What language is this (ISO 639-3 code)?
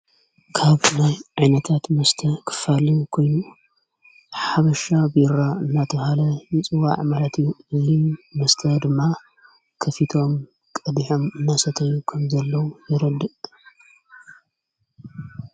tir